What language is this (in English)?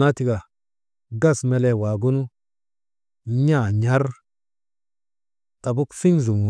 Maba